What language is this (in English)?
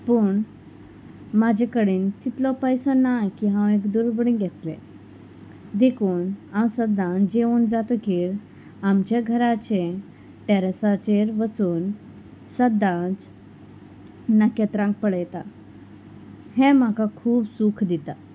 Konkani